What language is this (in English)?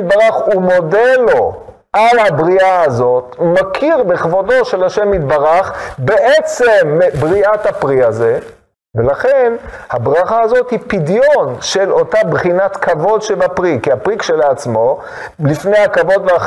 Hebrew